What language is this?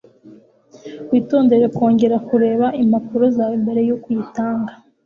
Kinyarwanda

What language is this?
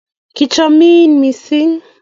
Kalenjin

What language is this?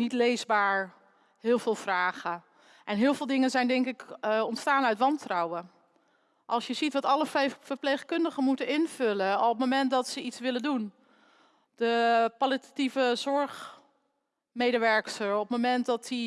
Dutch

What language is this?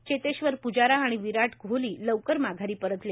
Marathi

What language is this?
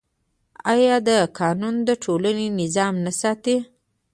Pashto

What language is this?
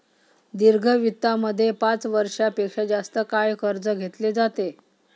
Marathi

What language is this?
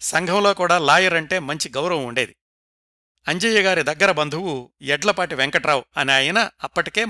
Telugu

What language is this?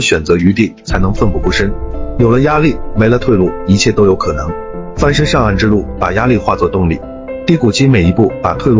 Chinese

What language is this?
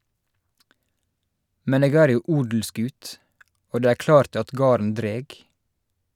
Norwegian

